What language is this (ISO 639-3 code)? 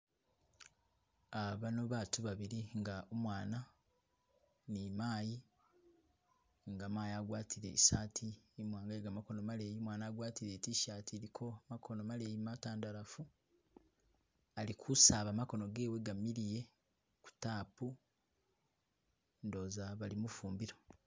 myx